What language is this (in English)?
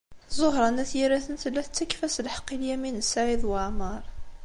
Kabyle